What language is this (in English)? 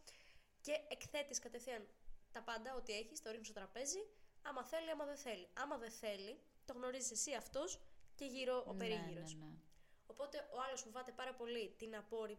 Greek